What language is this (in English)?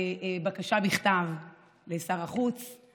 Hebrew